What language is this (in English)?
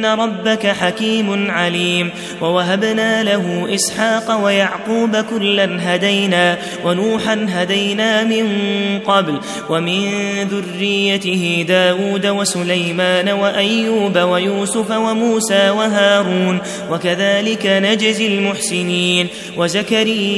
Arabic